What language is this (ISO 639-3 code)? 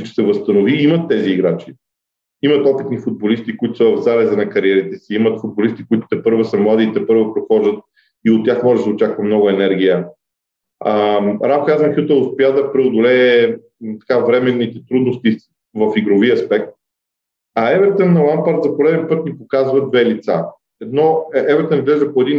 bul